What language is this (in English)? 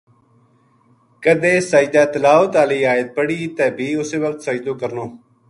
Gujari